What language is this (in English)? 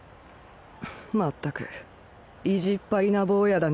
Japanese